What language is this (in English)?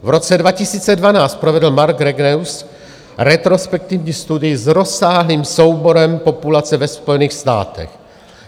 Czech